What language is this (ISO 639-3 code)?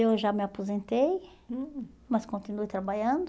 por